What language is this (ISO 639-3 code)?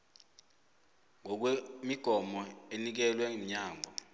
nbl